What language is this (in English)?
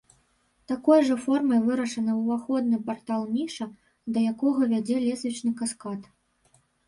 Belarusian